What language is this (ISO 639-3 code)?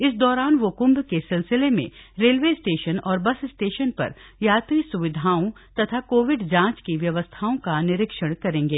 hin